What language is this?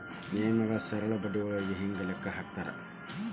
Kannada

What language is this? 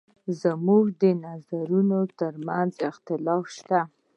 Pashto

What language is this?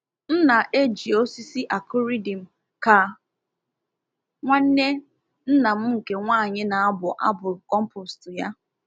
Igbo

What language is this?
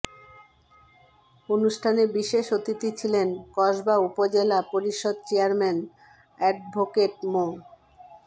Bangla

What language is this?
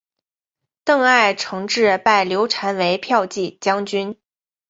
Chinese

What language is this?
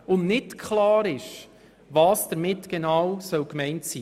Swiss German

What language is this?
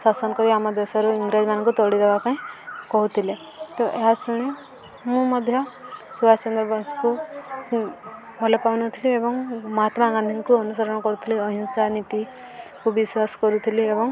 Odia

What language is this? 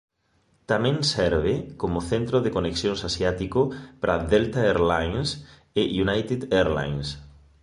Galician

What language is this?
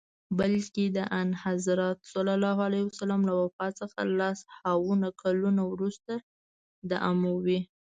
Pashto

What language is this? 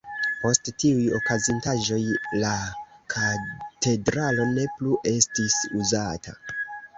Esperanto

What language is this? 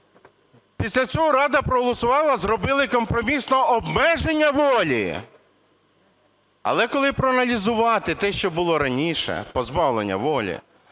Ukrainian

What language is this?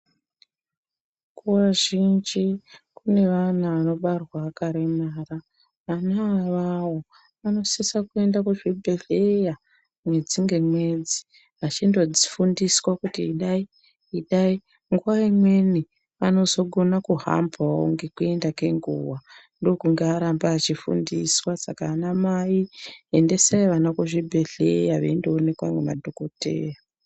Ndau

